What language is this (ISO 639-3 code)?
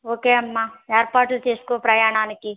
tel